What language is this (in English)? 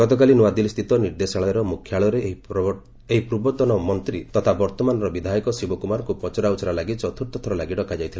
Odia